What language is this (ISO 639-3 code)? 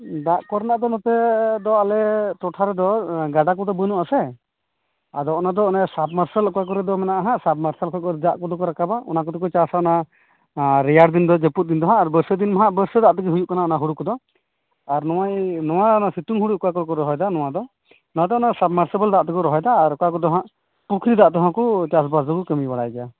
sat